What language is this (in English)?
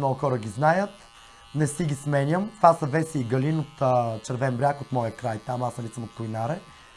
Bulgarian